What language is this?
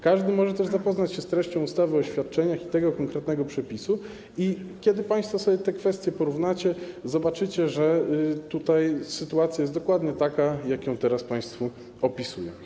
Polish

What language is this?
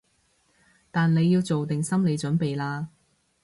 Cantonese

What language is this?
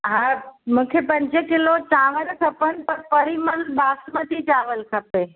Sindhi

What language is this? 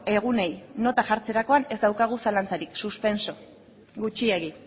Basque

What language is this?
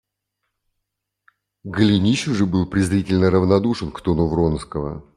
Russian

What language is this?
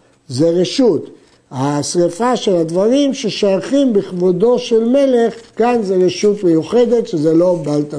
Hebrew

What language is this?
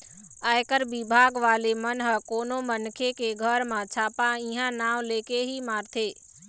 Chhattisgarhi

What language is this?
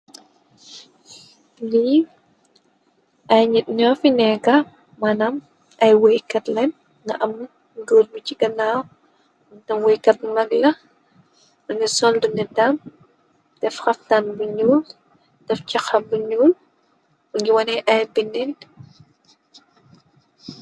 Wolof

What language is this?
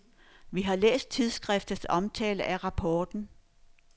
Danish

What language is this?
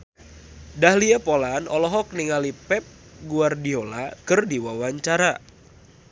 Sundanese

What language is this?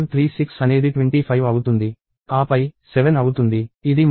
Telugu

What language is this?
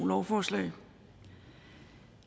Danish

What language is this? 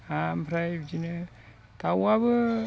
Bodo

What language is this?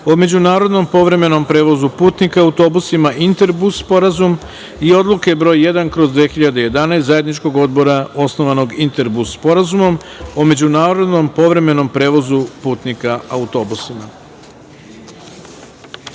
Serbian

